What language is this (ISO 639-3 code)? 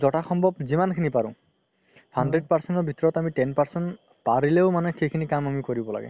asm